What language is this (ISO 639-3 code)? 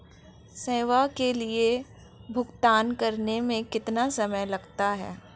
hin